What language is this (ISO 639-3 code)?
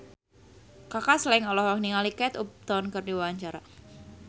sun